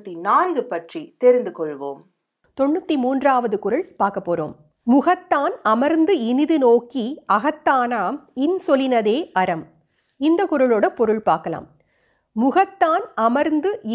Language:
Tamil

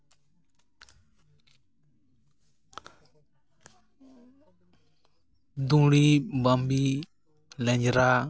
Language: Santali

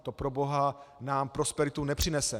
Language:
Czech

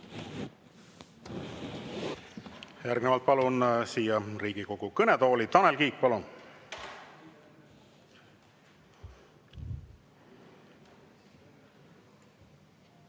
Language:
Estonian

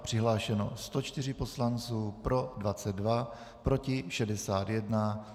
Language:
Czech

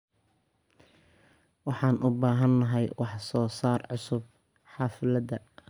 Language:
Somali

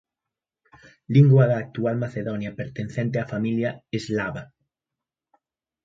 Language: Galician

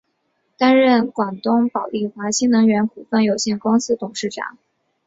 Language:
Chinese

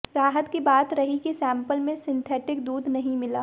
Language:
Hindi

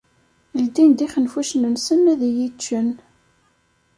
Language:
Kabyle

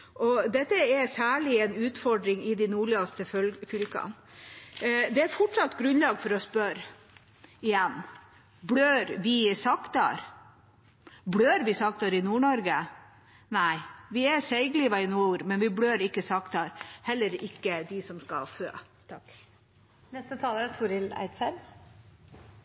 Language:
Norwegian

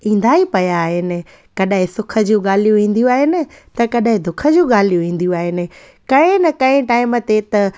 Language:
Sindhi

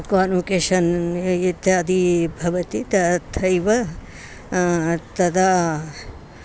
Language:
Sanskrit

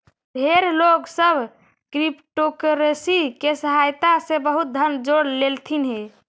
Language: Magahi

